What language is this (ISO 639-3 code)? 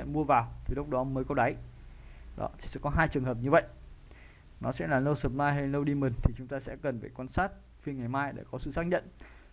vie